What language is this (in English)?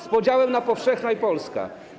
Polish